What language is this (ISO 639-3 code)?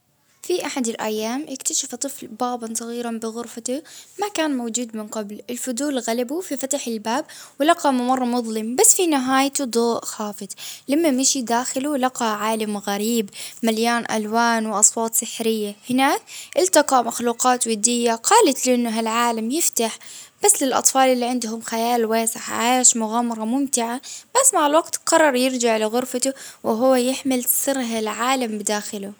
abv